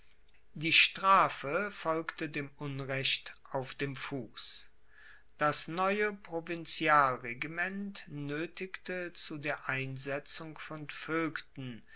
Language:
German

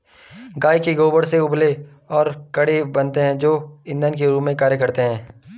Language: Hindi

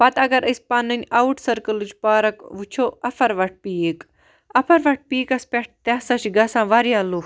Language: Kashmiri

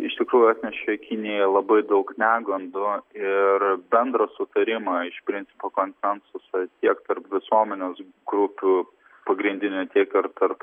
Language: Lithuanian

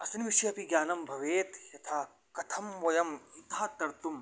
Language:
Sanskrit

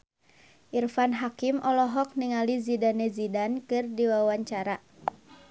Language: Sundanese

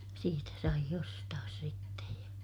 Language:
Finnish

